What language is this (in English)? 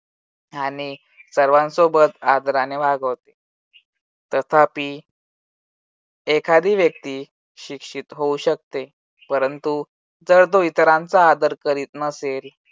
Marathi